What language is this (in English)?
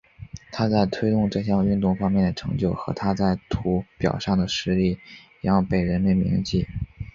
Chinese